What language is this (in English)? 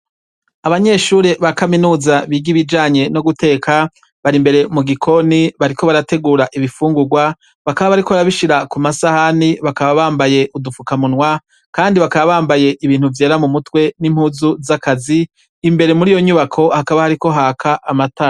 Rundi